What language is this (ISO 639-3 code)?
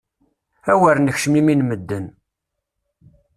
kab